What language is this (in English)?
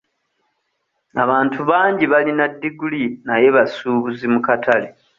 Ganda